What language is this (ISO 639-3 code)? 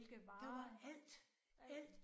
dan